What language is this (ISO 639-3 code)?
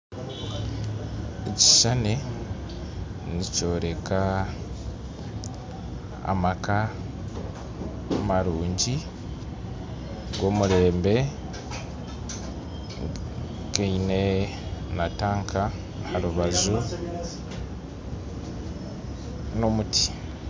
nyn